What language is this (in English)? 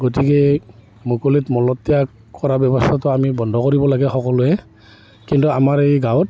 Assamese